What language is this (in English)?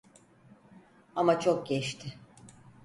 Turkish